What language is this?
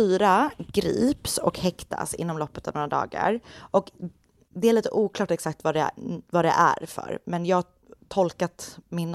Swedish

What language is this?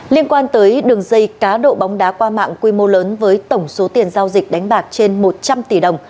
Vietnamese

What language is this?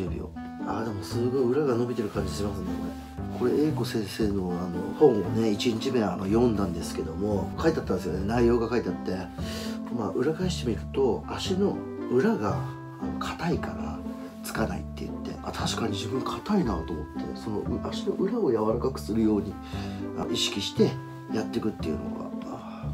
Japanese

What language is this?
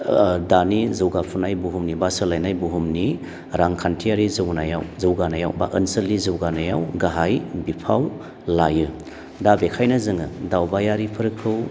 Bodo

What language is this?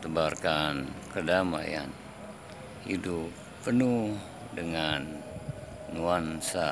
Indonesian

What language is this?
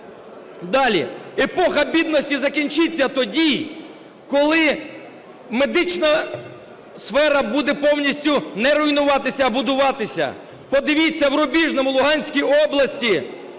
Ukrainian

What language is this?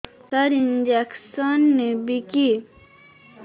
Odia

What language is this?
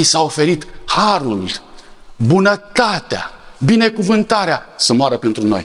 Romanian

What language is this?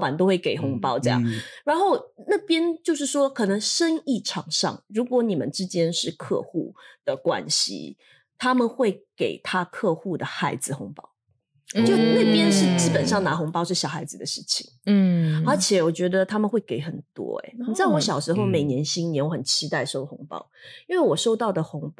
Chinese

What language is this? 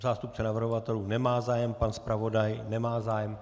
Czech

